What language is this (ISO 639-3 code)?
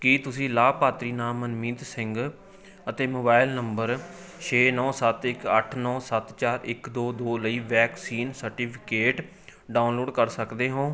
pan